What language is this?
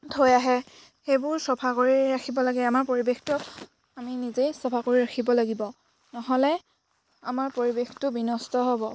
Assamese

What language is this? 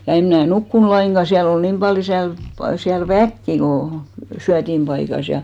Finnish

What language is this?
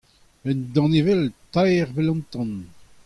Breton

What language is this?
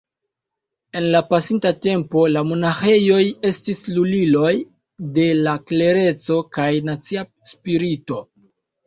Esperanto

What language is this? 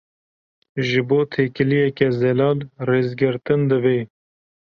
Kurdish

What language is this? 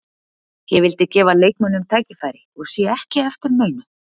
Icelandic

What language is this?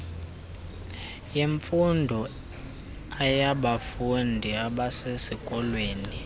Xhosa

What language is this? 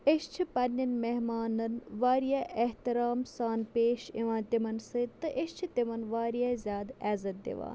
Kashmiri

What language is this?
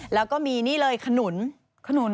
Thai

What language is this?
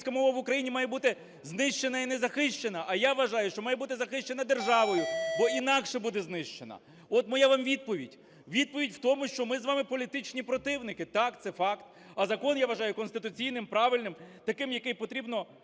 Ukrainian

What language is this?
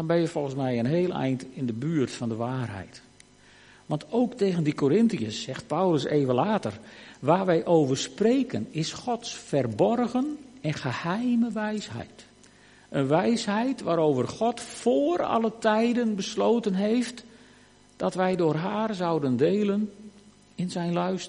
Dutch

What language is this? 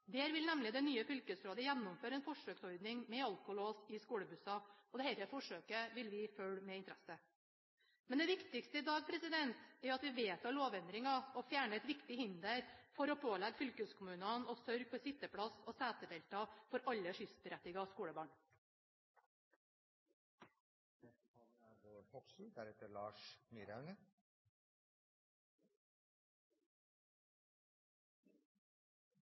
Norwegian Bokmål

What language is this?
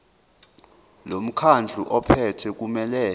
Zulu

